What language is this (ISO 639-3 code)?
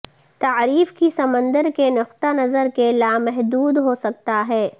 urd